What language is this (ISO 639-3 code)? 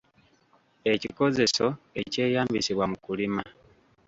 lug